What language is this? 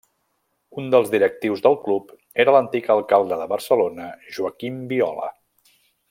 Catalan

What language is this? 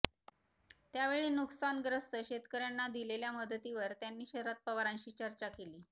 Marathi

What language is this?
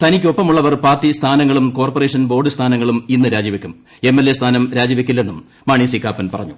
Malayalam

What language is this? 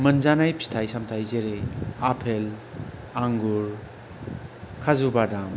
Bodo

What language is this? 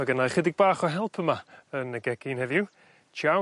Welsh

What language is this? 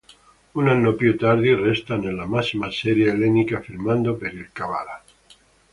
Italian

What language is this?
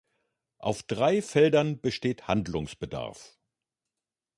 German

